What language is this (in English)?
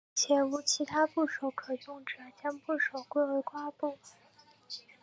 Chinese